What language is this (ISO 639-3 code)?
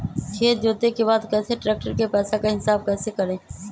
mag